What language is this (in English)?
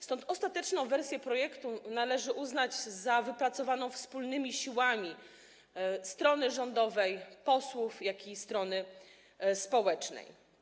Polish